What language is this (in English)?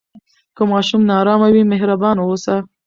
Pashto